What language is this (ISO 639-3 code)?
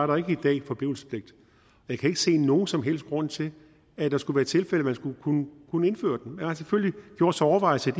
dan